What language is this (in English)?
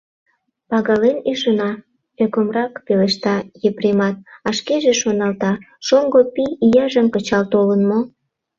Mari